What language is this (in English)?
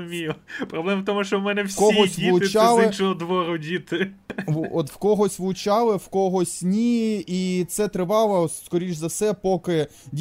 Ukrainian